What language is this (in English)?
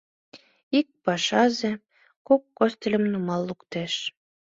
Mari